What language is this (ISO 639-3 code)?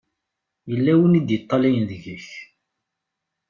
kab